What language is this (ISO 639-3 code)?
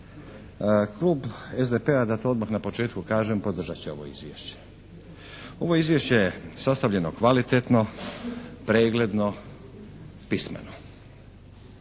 hrv